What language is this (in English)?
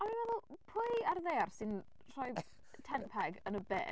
Welsh